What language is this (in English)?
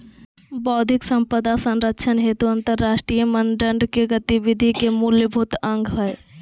Magahi